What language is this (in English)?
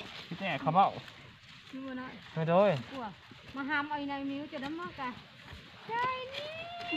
Thai